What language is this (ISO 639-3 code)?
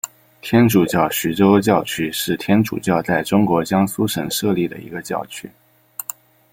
zho